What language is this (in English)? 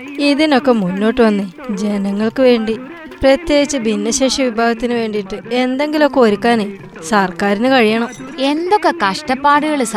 Malayalam